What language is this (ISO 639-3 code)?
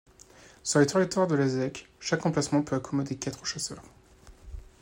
fra